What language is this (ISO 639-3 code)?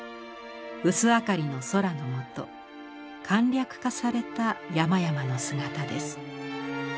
jpn